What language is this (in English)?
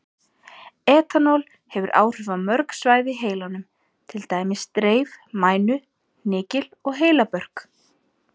Icelandic